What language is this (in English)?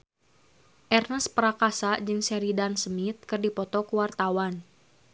Sundanese